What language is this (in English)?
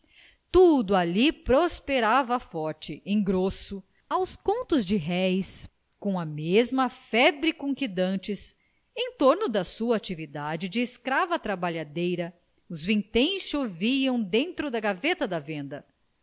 Portuguese